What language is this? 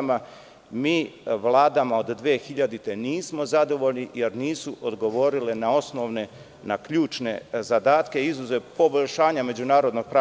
Serbian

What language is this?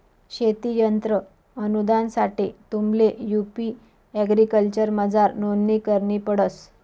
Marathi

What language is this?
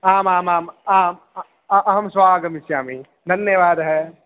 Sanskrit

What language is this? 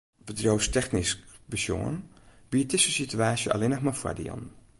Western Frisian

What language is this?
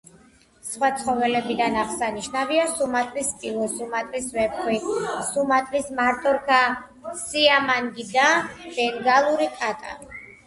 Georgian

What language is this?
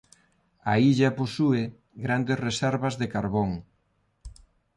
Galician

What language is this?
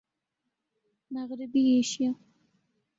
Urdu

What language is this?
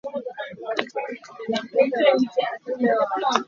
Hakha Chin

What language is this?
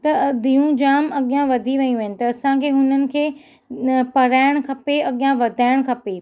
Sindhi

